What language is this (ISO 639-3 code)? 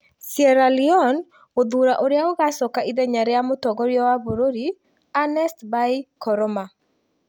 kik